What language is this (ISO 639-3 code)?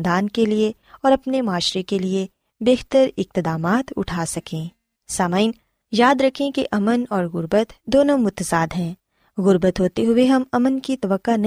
urd